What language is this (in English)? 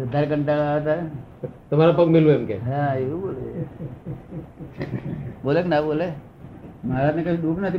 Gujarati